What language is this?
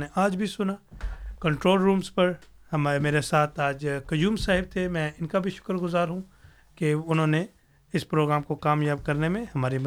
Urdu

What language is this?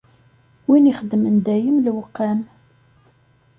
Kabyle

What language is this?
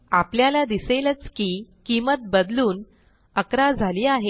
Marathi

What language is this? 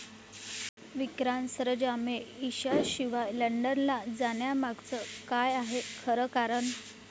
Marathi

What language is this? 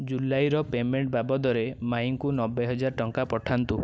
Odia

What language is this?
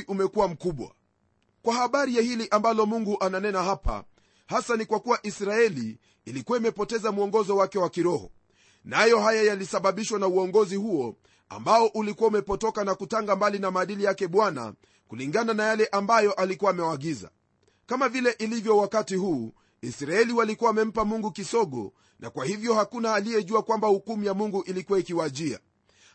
Swahili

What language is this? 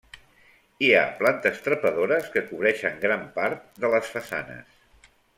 Catalan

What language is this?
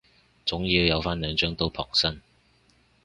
Cantonese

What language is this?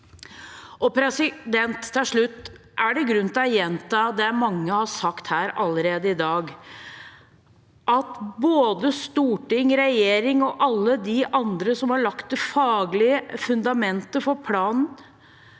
Norwegian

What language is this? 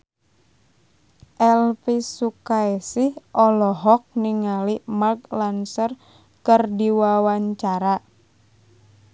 Sundanese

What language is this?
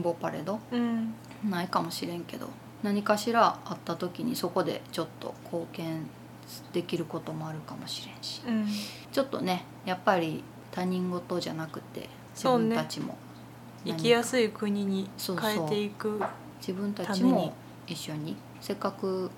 Japanese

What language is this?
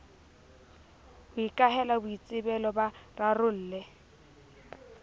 Southern Sotho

